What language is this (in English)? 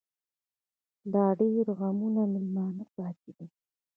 Pashto